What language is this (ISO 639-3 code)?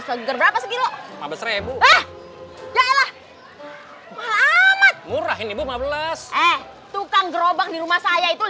ind